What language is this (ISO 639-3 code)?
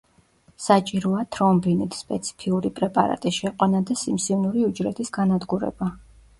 kat